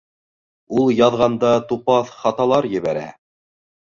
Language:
Bashkir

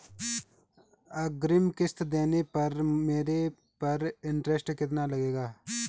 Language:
Hindi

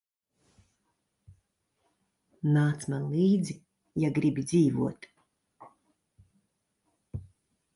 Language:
Latvian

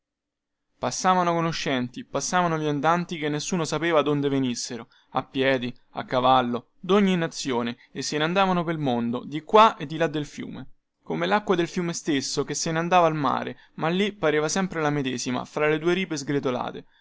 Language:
Italian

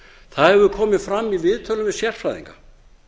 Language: Icelandic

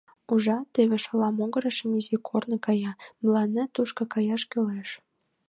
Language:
Mari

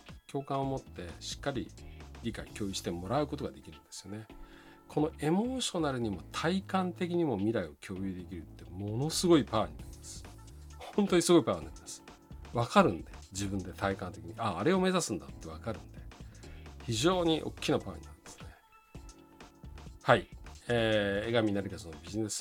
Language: Japanese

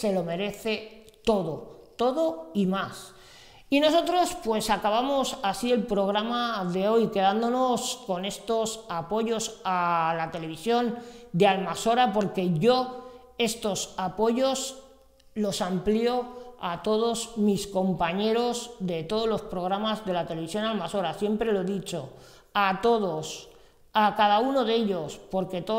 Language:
Spanish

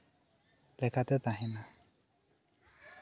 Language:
Santali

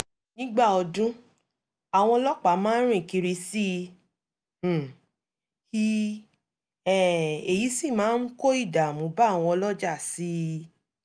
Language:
Yoruba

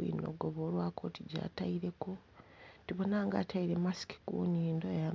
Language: Soga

